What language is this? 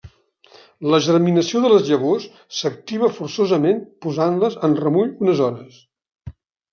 Catalan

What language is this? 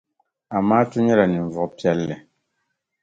Dagbani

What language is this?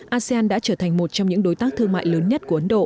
Vietnamese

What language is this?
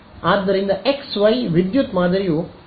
Kannada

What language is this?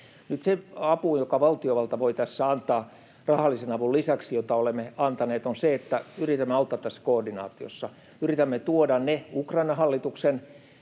Finnish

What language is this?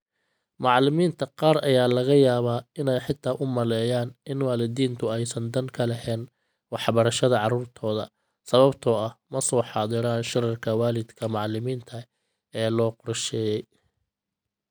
Somali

